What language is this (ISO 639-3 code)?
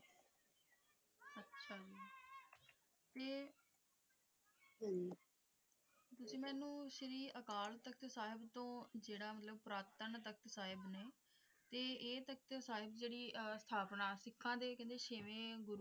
pan